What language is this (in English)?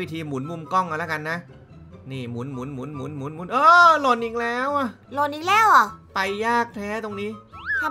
Thai